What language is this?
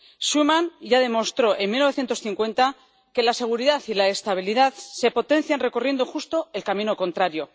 Spanish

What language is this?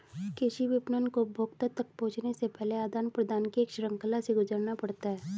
Hindi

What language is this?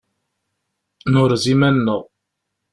Kabyle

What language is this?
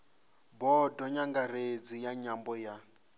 Venda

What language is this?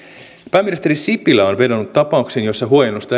Finnish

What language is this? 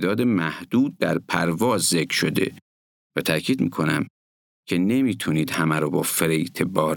Persian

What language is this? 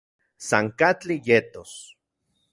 Central Puebla Nahuatl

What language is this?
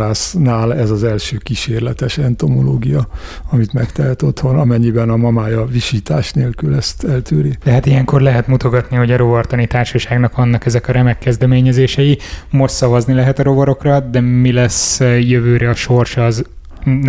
Hungarian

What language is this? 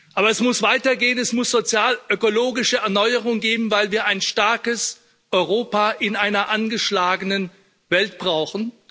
German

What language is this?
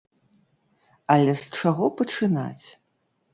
Belarusian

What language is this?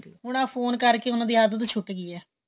Punjabi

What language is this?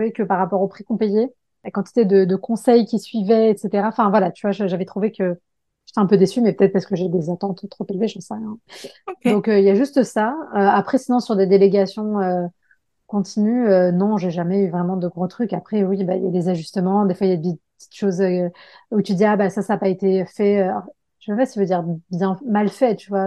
French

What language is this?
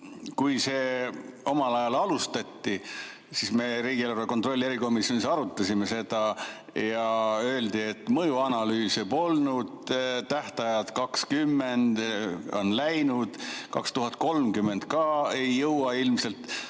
Estonian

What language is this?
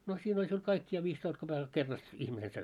Finnish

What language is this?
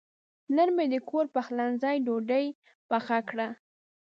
Pashto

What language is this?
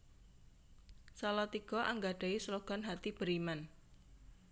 Javanese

